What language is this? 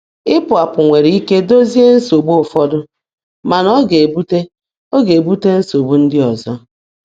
Igbo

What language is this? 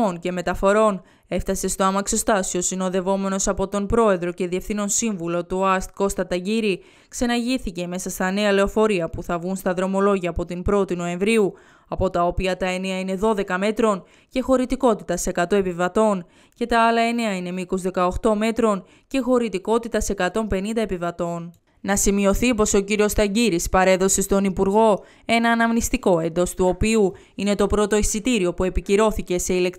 Greek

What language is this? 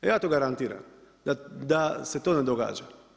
Croatian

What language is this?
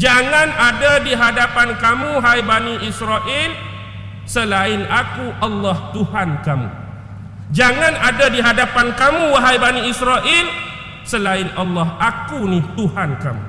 Malay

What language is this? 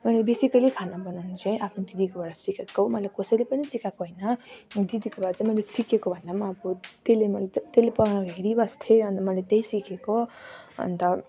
Nepali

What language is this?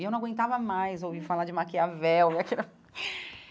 Portuguese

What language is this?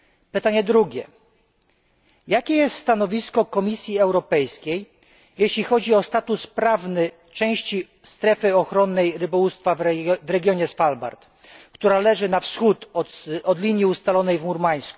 Polish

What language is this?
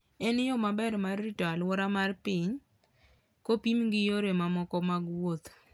Luo (Kenya and Tanzania)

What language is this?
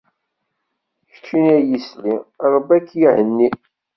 Kabyle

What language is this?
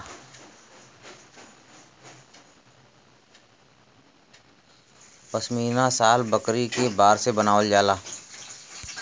Bhojpuri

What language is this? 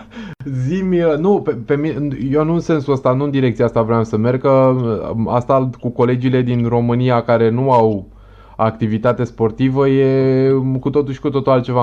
Romanian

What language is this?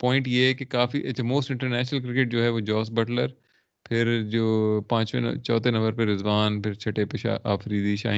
Urdu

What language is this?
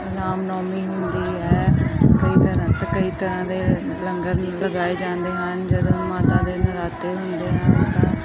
Punjabi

